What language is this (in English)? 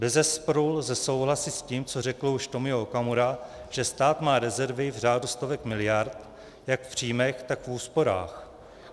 Czech